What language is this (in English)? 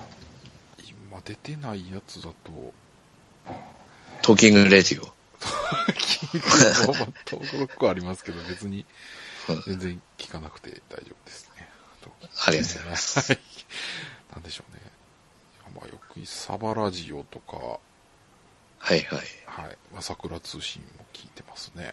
Japanese